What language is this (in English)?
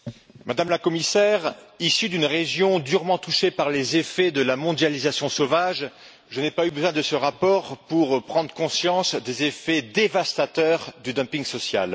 French